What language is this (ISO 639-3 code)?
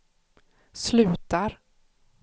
swe